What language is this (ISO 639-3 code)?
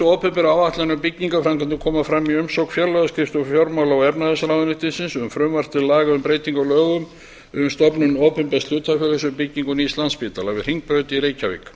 isl